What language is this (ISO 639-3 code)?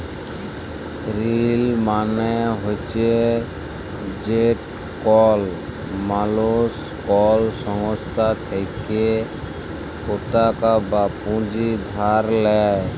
ben